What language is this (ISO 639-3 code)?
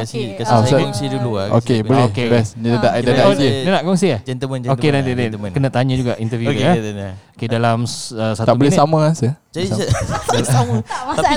msa